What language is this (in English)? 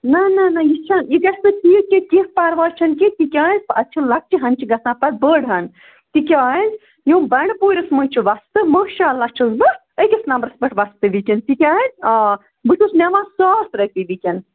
Kashmiri